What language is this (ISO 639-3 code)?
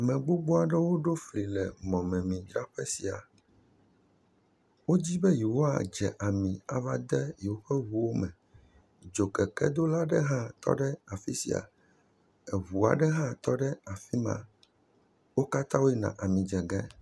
ewe